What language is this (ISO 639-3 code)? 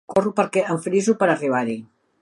cat